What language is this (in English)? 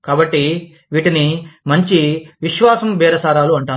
Telugu